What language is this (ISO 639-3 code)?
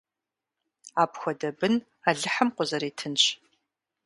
kbd